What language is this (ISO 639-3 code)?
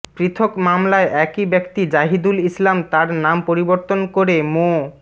ben